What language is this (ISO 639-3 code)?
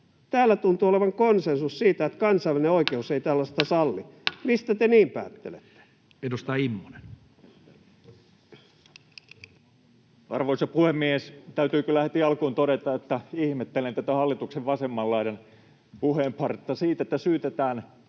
fin